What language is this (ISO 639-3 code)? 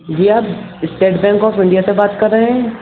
urd